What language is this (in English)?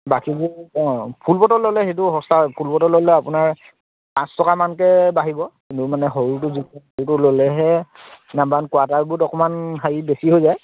Assamese